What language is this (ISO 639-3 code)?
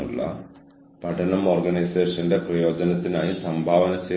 mal